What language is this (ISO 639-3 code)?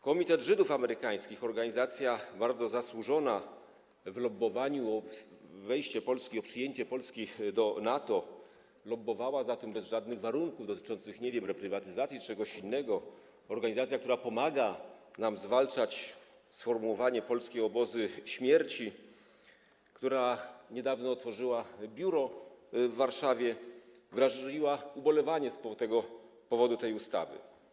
pol